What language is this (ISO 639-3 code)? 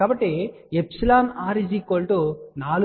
tel